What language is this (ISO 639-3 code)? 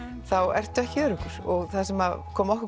isl